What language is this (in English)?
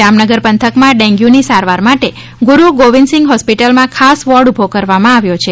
Gujarati